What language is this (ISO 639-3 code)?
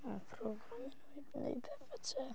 cym